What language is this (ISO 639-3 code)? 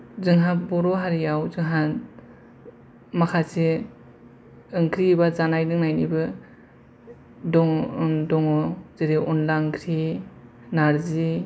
brx